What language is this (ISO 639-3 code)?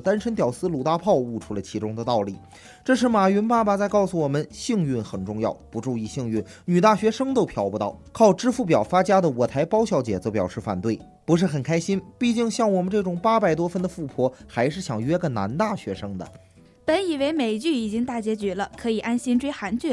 zho